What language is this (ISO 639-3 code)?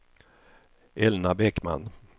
swe